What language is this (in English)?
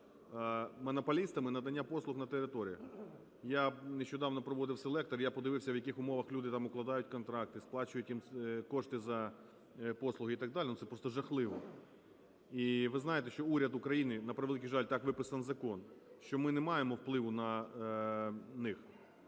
Ukrainian